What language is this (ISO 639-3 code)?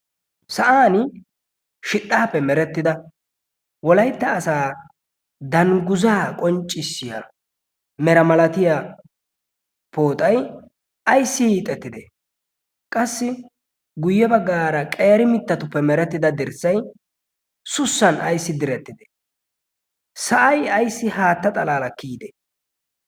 wal